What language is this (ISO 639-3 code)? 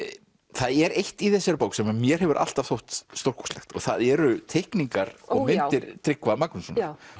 isl